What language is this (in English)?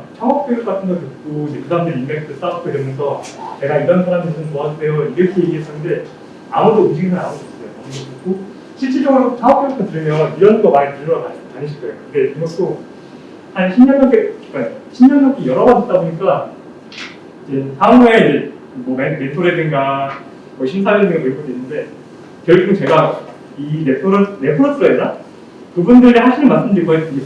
Korean